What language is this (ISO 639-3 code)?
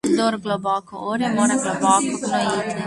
slv